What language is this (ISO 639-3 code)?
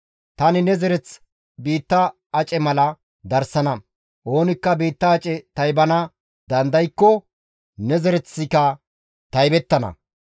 gmv